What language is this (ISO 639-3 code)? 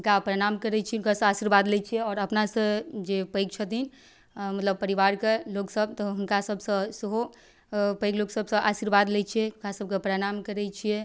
mai